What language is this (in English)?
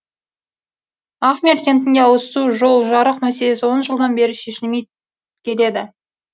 Kazakh